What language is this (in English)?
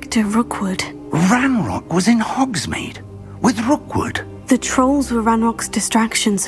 English